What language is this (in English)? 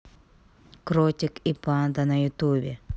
Russian